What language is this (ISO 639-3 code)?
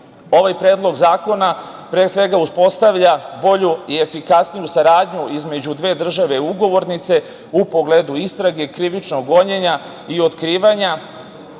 srp